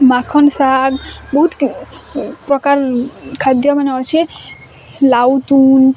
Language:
Odia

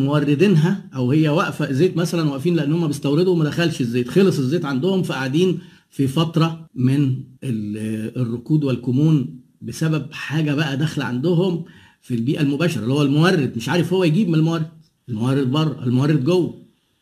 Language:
Arabic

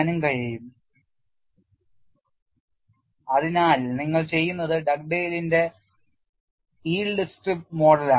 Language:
Malayalam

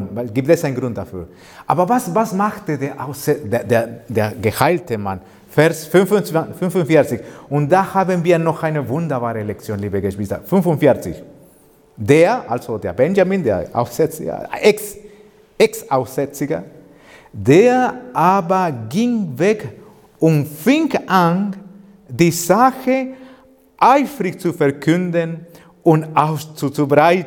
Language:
German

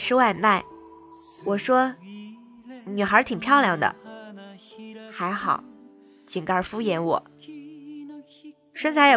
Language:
Chinese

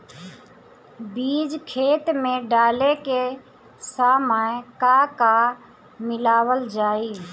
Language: Bhojpuri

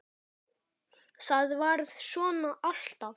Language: Icelandic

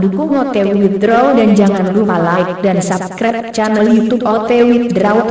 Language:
Indonesian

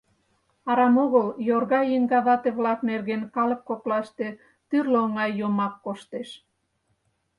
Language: Mari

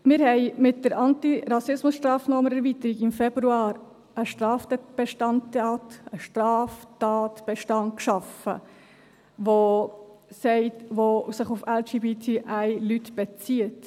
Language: Swiss German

